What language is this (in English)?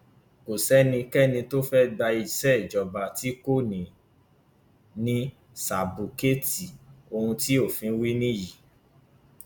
Yoruba